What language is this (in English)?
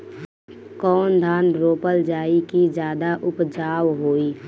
Bhojpuri